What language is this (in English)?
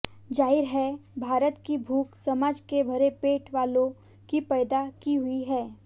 Hindi